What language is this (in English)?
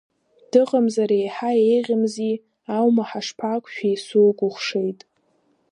Abkhazian